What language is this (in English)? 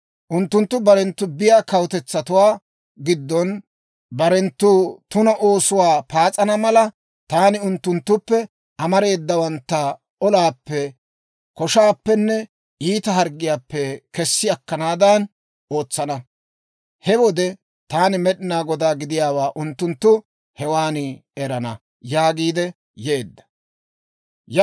Dawro